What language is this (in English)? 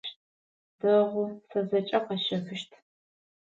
Adyghe